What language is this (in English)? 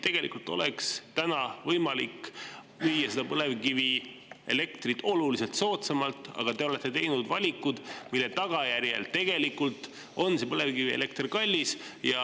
Estonian